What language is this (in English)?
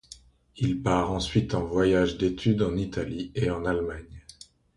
French